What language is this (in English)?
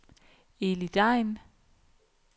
Danish